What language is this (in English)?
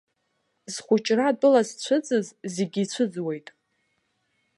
Abkhazian